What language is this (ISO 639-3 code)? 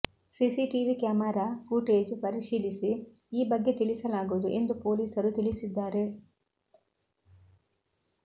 kan